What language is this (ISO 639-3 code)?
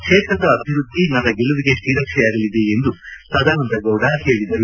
kan